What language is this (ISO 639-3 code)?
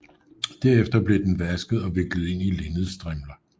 dan